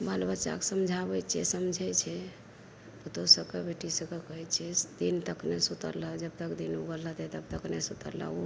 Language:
Maithili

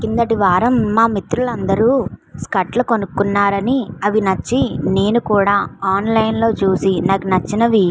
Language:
Telugu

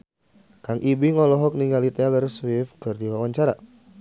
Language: Sundanese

